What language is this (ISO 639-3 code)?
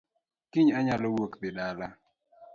luo